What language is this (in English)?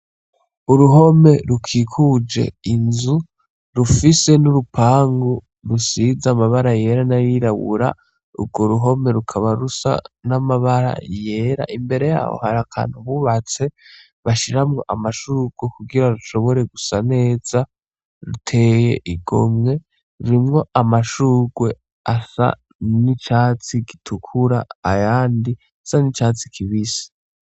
Rundi